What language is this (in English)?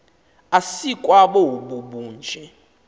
Xhosa